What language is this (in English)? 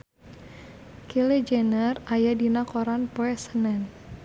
Sundanese